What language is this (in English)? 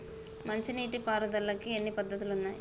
Telugu